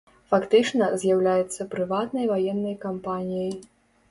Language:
Belarusian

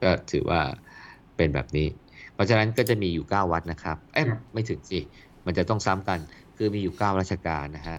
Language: Thai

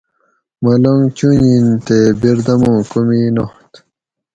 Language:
Gawri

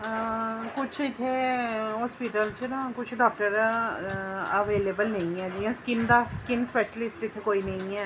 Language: Dogri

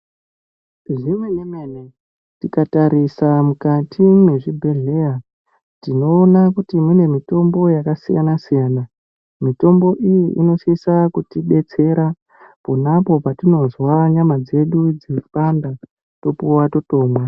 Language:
Ndau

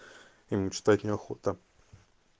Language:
Russian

